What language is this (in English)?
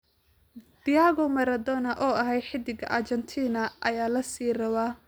Somali